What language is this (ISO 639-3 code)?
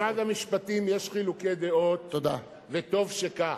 heb